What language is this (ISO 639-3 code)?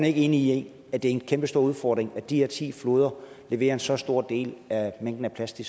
dan